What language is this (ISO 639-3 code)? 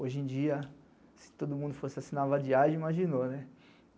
por